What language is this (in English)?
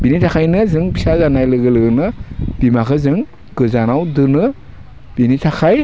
Bodo